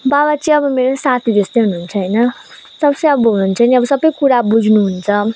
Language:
Nepali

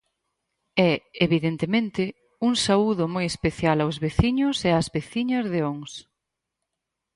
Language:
Galician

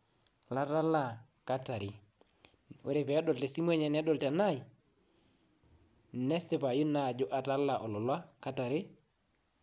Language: Masai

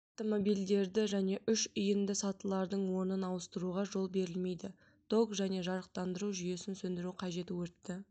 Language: Kazakh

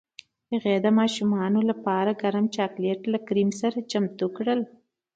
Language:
Pashto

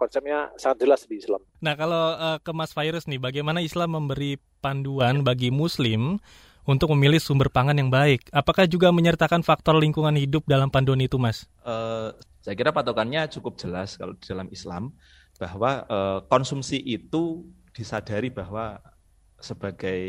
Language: Indonesian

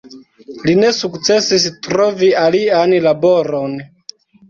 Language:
Esperanto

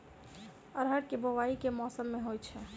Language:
Maithili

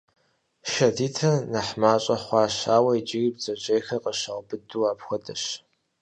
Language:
Kabardian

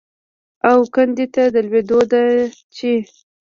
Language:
Pashto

